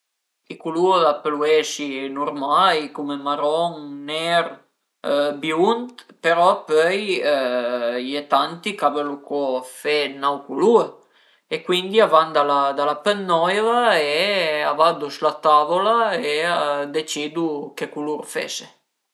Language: Piedmontese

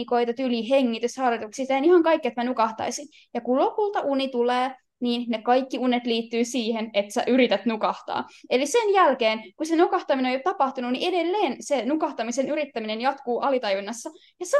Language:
Finnish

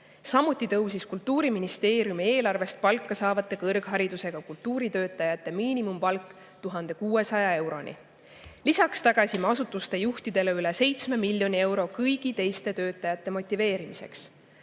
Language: Estonian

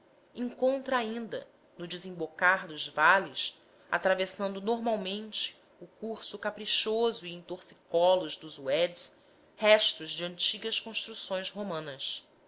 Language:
Portuguese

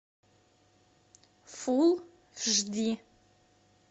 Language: Russian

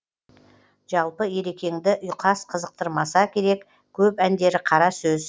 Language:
Kazakh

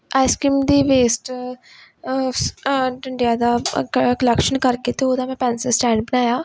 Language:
Punjabi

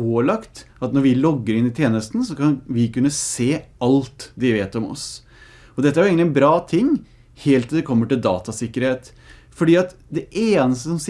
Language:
Norwegian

